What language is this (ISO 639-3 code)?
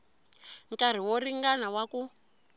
tso